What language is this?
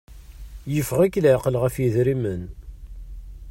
Kabyle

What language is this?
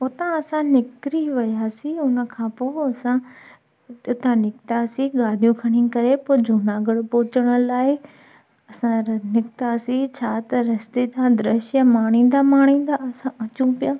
Sindhi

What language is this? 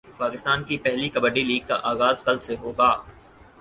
Urdu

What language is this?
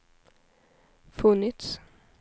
Swedish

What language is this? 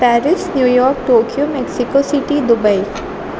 Urdu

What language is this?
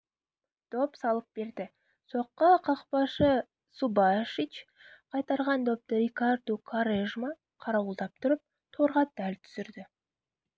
Kazakh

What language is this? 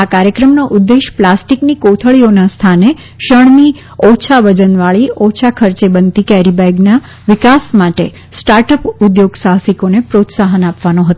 Gujarati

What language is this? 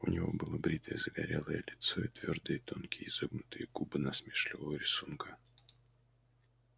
Russian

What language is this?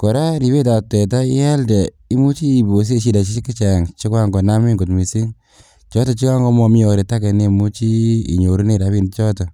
Kalenjin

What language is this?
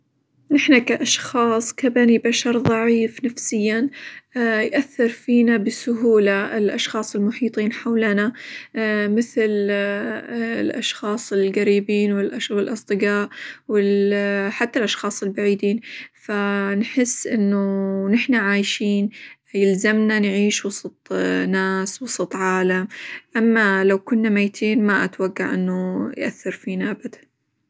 Hijazi Arabic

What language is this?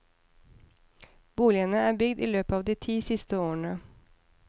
Norwegian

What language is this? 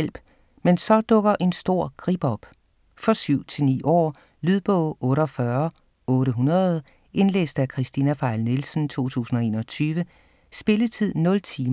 Danish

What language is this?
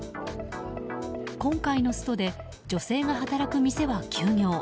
Japanese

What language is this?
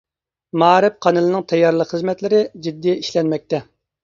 Uyghur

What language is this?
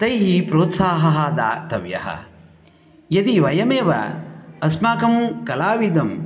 Sanskrit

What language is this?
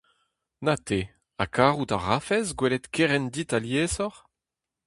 Breton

